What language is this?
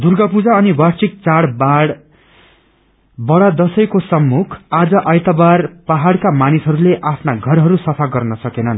Nepali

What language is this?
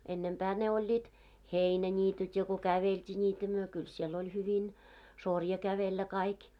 Finnish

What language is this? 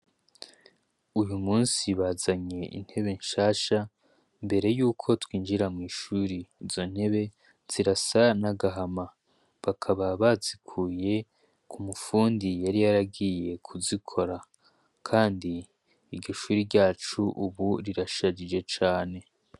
Rundi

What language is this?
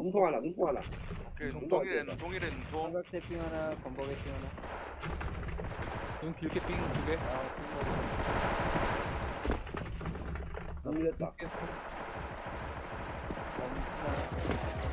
Korean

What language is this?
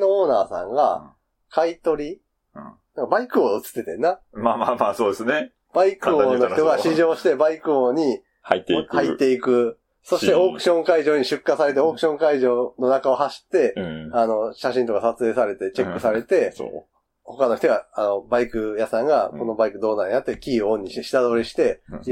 Japanese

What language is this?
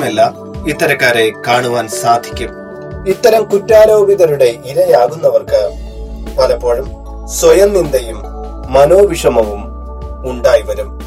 Malayalam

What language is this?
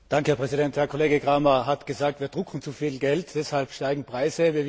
German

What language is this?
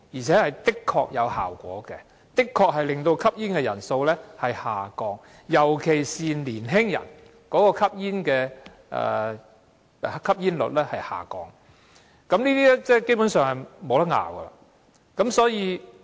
Cantonese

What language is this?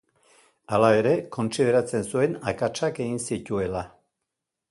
Basque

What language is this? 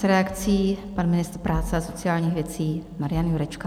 Czech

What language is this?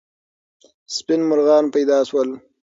Pashto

